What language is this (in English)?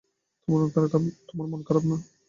Bangla